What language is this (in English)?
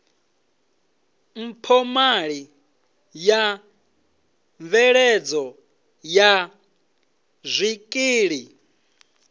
Venda